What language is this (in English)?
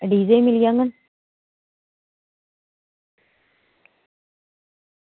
Dogri